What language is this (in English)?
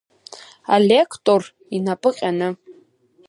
Abkhazian